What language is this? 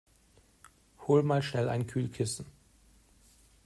German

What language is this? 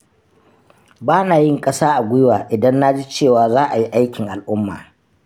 Hausa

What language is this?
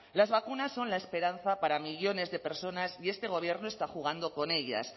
Spanish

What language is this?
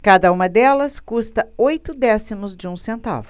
Portuguese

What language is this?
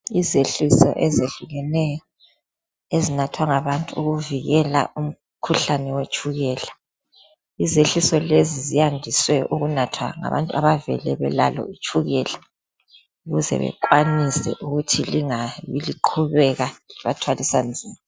North Ndebele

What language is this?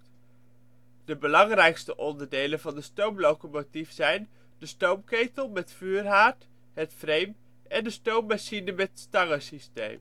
Dutch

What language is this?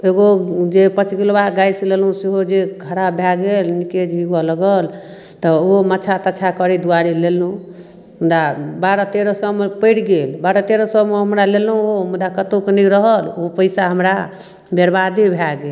Maithili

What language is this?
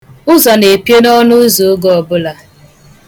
Igbo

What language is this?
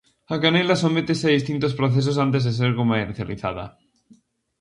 Galician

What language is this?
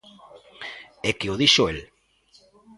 Galician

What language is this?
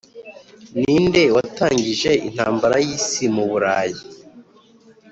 Kinyarwanda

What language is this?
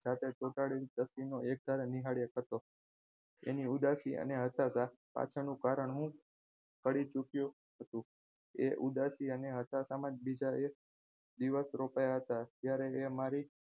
Gujarati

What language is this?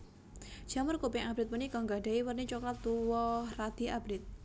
Javanese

